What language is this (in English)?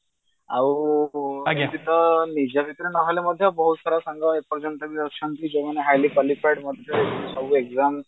Odia